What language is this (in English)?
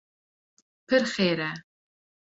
Kurdish